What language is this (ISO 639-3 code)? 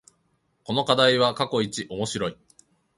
jpn